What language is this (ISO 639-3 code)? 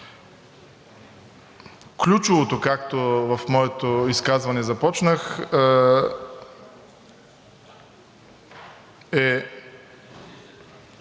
bul